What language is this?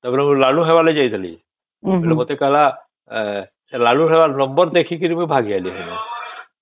Odia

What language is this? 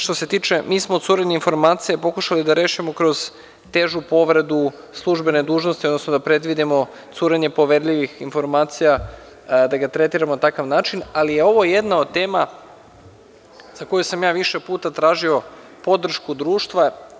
Serbian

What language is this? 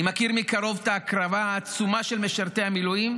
Hebrew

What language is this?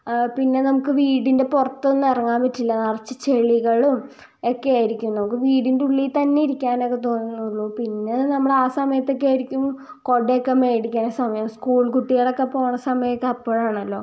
Malayalam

